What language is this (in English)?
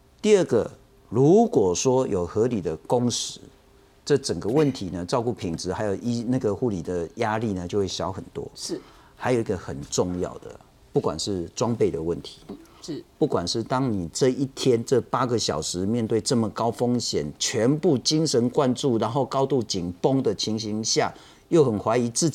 Chinese